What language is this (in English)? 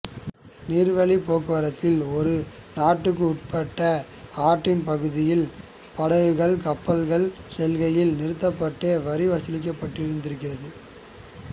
Tamil